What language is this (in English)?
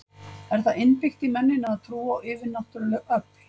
Icelandic